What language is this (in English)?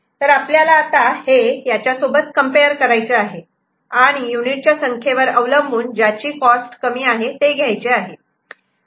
Marathi